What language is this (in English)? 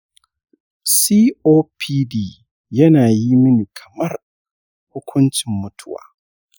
Hausa